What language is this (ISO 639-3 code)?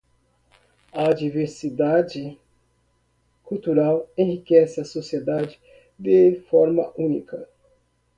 por